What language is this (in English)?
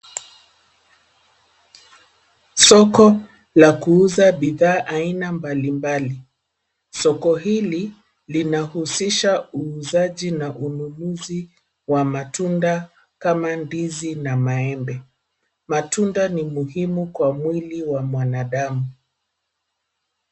Swahili